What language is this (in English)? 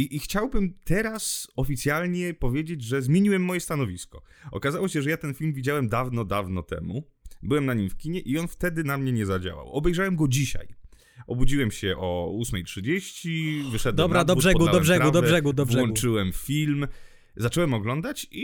Polish